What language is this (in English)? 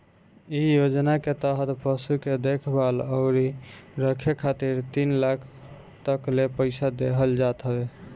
Bhojpuri